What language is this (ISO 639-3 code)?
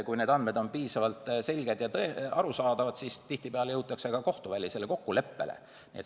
est